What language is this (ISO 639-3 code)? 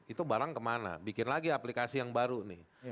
ind